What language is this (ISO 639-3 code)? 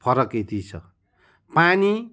nep